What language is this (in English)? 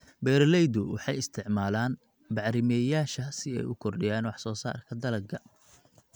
Somali